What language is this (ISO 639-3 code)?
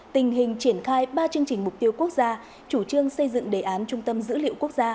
vie